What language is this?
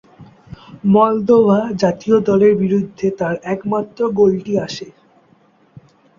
Bangla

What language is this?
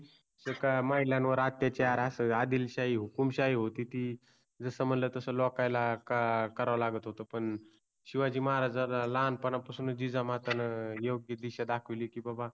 Marathi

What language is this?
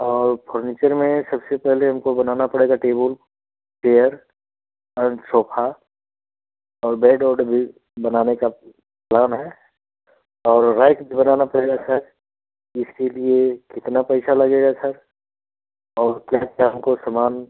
Hindi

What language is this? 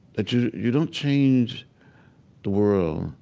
English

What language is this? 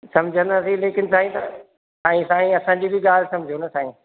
Sindhi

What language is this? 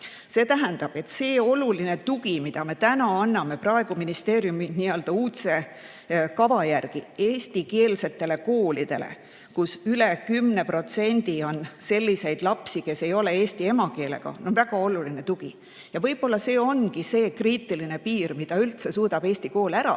Estonian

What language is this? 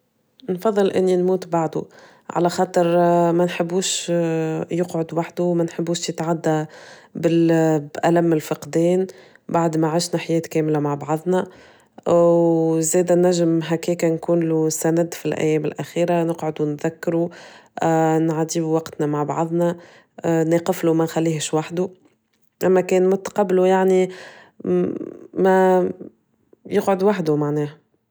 Tunisian Arabic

